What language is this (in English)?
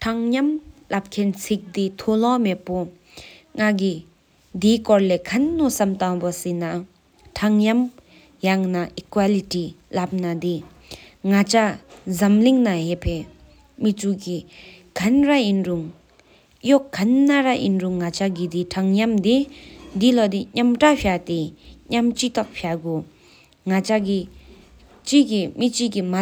Sikkimese